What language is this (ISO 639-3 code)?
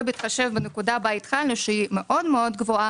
heb